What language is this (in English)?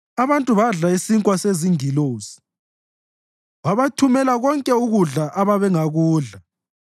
North Ndebele